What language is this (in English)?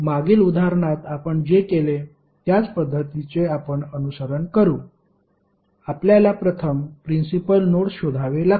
Marathi